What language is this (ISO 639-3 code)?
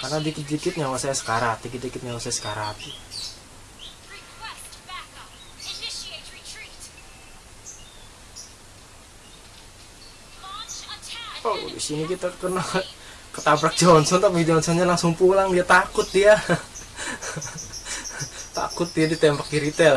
ind